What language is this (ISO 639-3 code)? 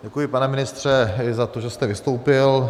ces